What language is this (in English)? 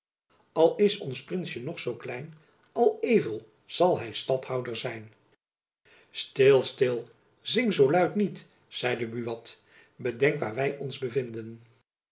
Dutch